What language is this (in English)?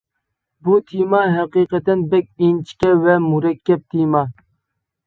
Uyghur